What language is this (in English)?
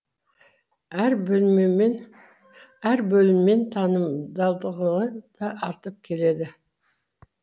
Kazakh